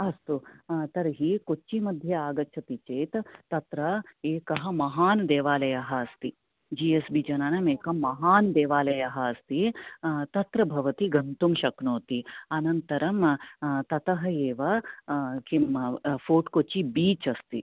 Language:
Sanskrit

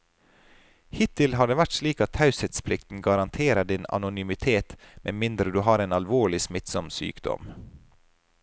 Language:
Norwegian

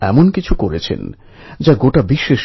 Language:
Bangla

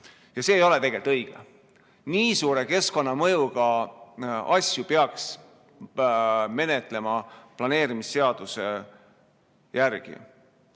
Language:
Estonian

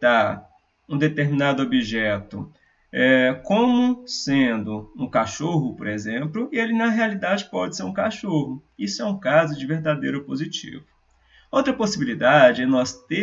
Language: Portuguese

